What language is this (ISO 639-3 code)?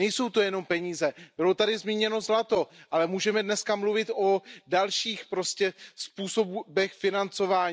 ces